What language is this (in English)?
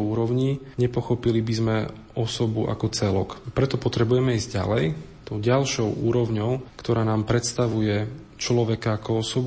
Slovak